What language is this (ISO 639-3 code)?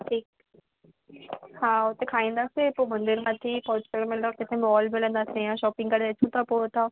snd